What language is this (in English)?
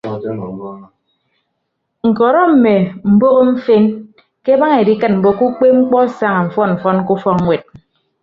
Ibibio